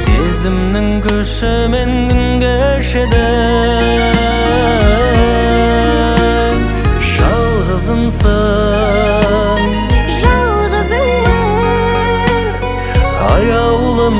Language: Turkish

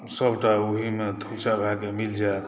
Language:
Maithili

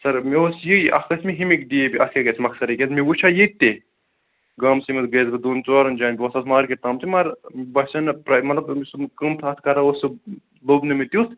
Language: Kashmiri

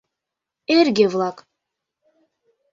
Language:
Mari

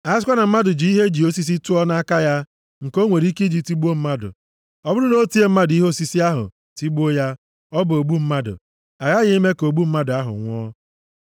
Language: Igbo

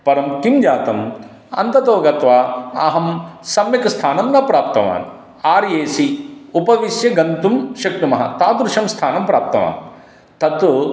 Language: Sanskrit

